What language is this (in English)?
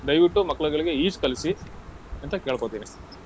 Kannada